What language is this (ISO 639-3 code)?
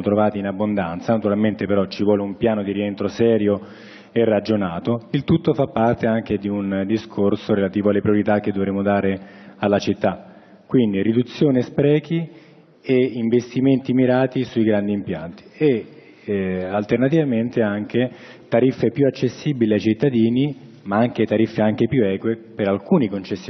ita